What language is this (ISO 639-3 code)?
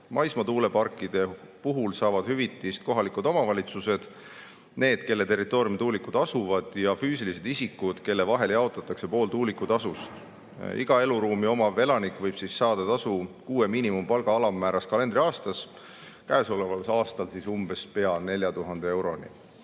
est